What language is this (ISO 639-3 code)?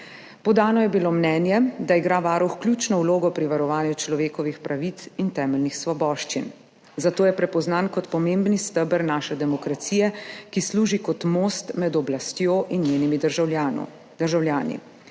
slv